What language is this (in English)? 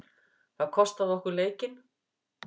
Icelandic